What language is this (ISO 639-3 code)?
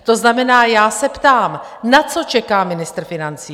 ces